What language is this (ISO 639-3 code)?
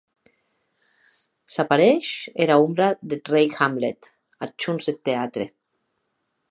oci